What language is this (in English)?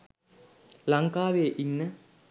Sinhala